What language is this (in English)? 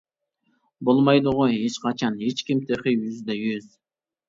Uyghur